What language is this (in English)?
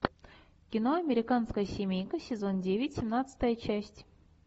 Russian